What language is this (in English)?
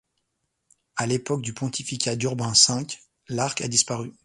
French